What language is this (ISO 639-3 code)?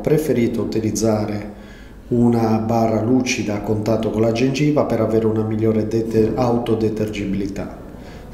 ita